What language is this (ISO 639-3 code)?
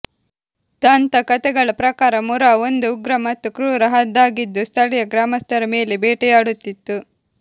kan